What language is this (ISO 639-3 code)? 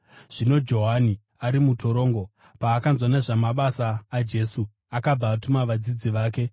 sna